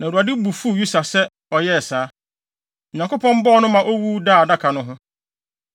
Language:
Akan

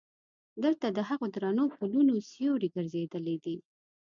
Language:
Pashto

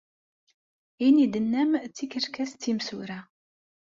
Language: Kabyle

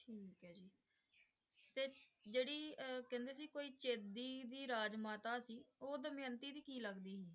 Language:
Punjabi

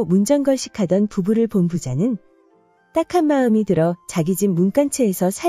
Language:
Korean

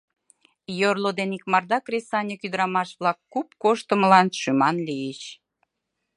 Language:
Mari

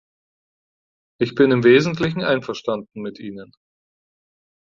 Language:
German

